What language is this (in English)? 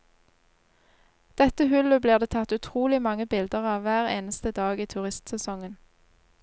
Norwegian